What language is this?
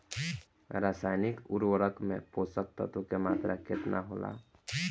Bhojpuri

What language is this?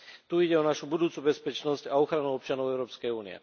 Slovak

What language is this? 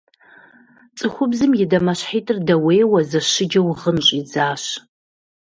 Kabardian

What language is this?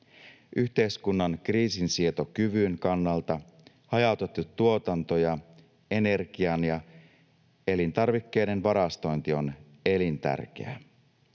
Finnish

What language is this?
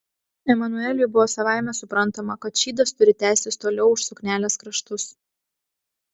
Lithuanian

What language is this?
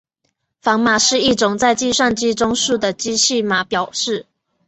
Chinese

